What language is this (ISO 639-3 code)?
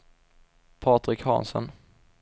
swe